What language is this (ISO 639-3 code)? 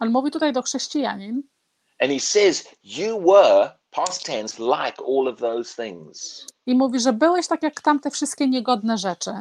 pol